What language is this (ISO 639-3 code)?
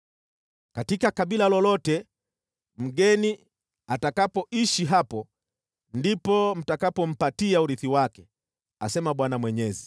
swa